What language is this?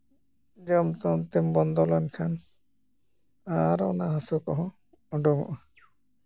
Santali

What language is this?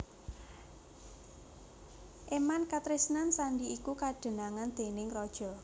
Javanese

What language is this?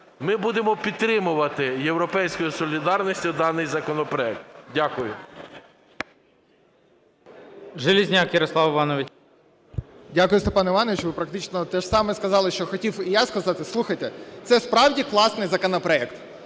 Ukrainian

